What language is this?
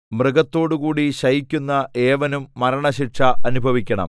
Malayalam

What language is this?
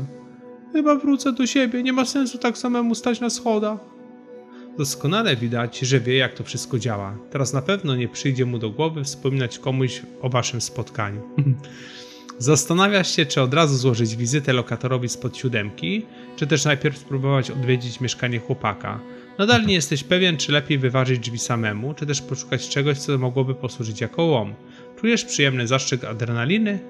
Polish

